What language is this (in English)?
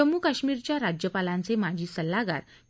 Marathi